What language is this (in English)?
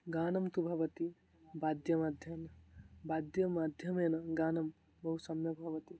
Sanskrit